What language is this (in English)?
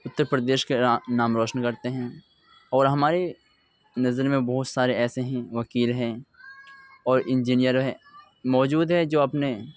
Urdu